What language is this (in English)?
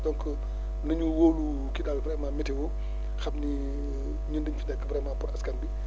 Wolof